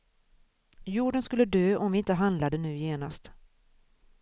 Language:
Swedish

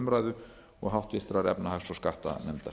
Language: Icelandic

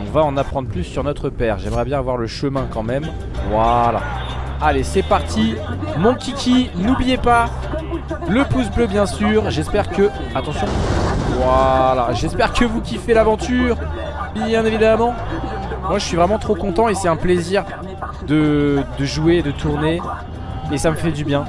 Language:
French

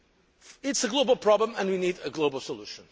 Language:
English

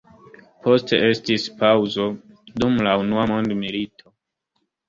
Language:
Esperanto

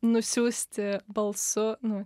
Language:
Lithuanian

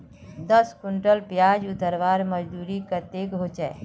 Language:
Magahi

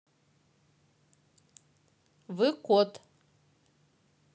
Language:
Russian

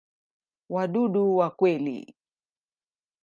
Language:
Swahili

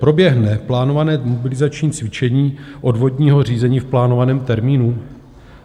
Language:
Czech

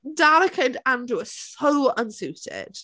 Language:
English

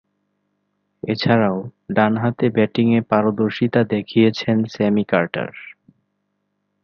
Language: Bangla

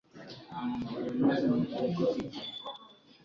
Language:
Swahili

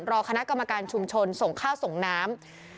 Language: Thai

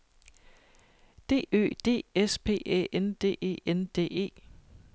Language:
Danish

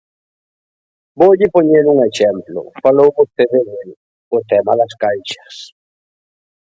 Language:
Galician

